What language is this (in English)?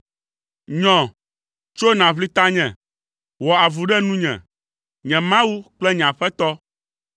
Ewe